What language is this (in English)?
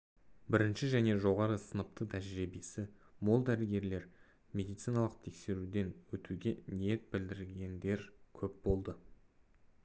Kazakh